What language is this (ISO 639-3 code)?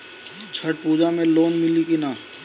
bho